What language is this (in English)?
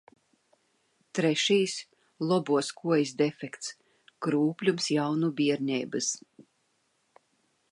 Latvian